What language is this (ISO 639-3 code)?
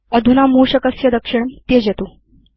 san